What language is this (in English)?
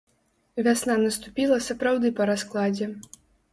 Belarusian